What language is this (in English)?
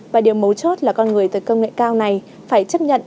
Vietnamese